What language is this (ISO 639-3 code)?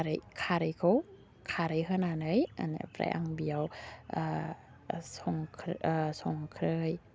brx